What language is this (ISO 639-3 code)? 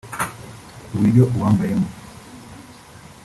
kin